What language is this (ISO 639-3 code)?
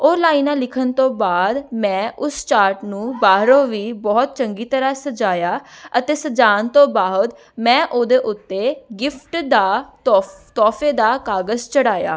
pan